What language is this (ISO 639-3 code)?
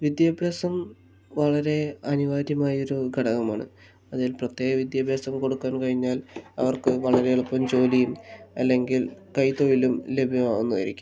mal